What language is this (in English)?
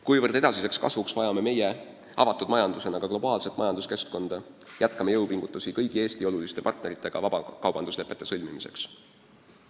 Estonian